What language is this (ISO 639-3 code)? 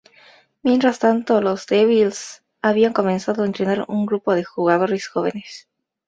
spa